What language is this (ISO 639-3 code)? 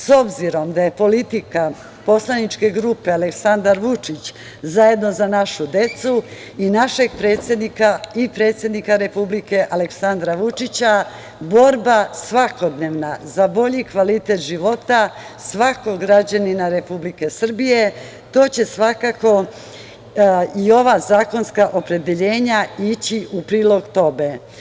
srp